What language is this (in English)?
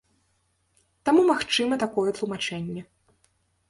Belarusian